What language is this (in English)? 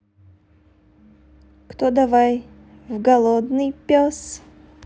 Russian